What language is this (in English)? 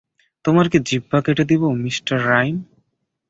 Bangla